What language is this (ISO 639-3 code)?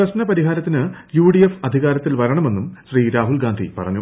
mal